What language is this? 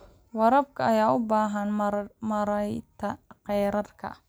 Somali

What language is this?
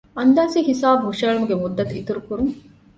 Divehi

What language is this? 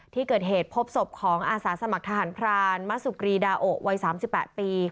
Thai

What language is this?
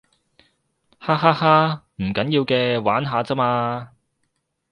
Cantonese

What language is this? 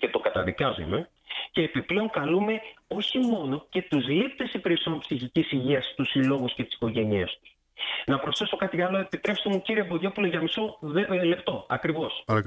Greek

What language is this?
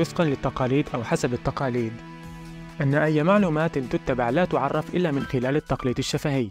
Arabic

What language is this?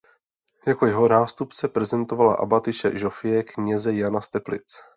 Czech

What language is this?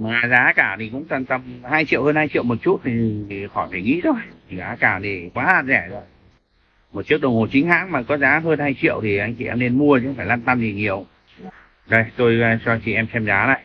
Vietnamese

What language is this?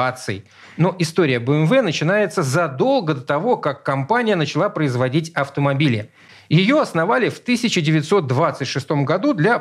Russian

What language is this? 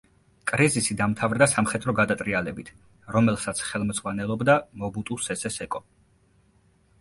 Georgian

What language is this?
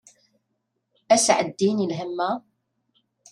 Kabyle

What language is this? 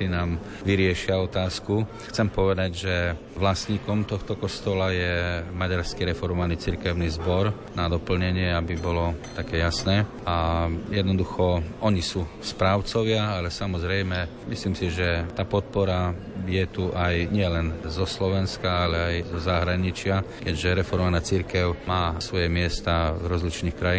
Slovak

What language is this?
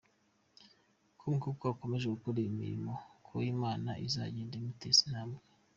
Kinyarwanda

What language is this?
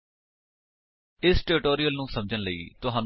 Punjabi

